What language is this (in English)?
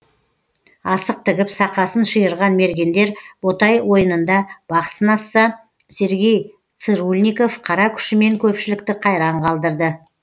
Kazakh